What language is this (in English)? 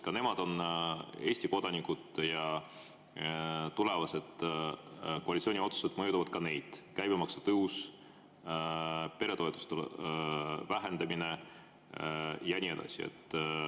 Estonian